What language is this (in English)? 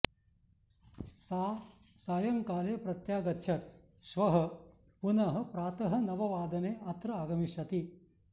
Sanskrit